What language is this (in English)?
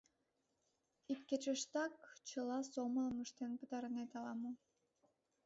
Mari